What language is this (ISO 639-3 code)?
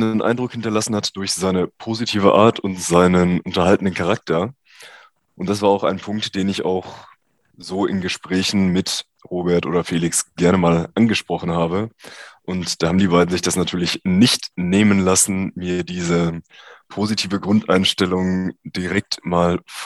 deu